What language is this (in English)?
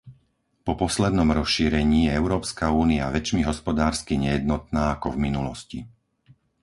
Slovak